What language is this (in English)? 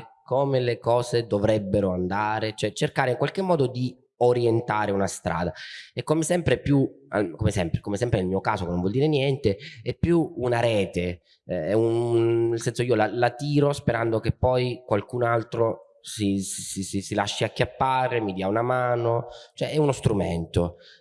Italian